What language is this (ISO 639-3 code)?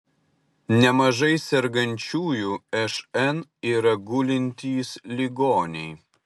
lit